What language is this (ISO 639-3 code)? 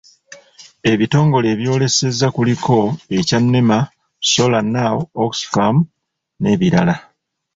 lug